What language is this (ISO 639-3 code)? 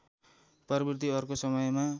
nep